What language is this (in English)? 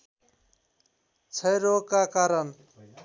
Nepali